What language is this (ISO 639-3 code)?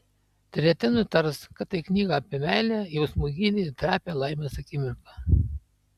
lit